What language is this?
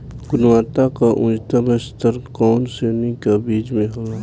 Bhojpuri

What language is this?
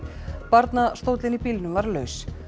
Icelandic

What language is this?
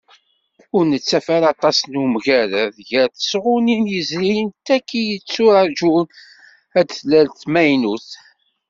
Kabyle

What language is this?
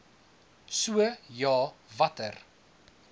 Afrikaans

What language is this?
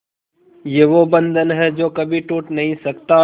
Hindi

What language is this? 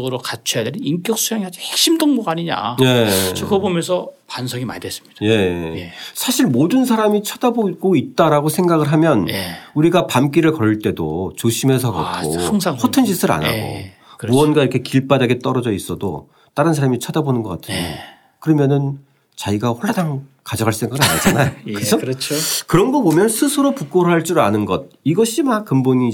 Korean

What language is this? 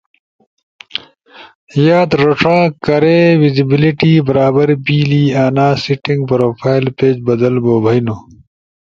Ushojo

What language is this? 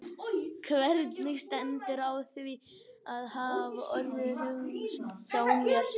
Icelandic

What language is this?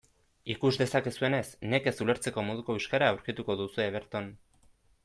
Basque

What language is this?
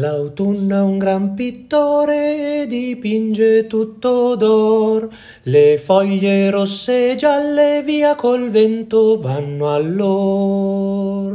Italian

